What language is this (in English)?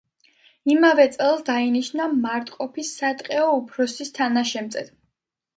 Georgian